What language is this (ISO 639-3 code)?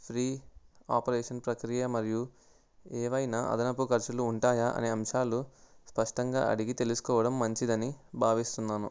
tel